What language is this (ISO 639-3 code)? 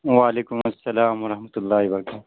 urd